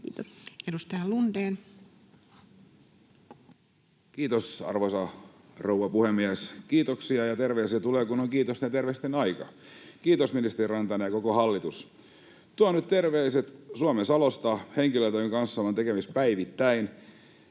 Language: Finnish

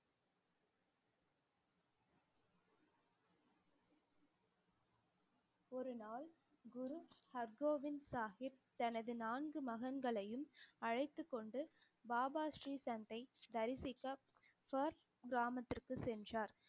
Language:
Tamil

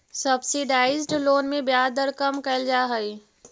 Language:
Magahi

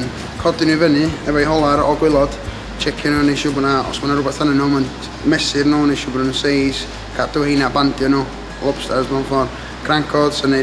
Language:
Welsh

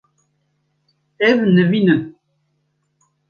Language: Kurdish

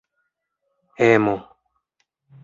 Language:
Esperanto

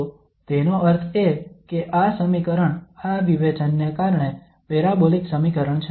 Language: Gujarati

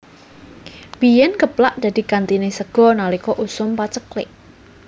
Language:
Javanese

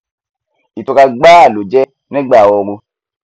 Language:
Yoruba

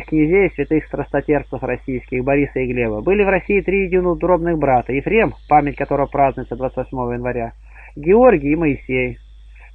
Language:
Russian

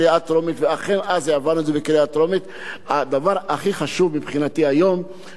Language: Hebrew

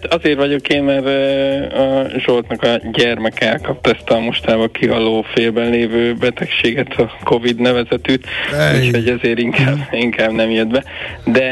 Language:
Hungarian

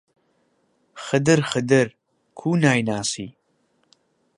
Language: Central Kurdish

